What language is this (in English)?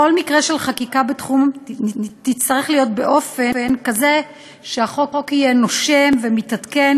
Hebrew